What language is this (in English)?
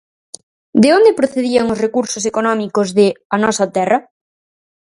Galician